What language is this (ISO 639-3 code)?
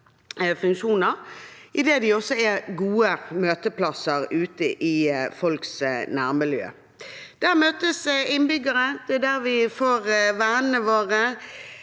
nor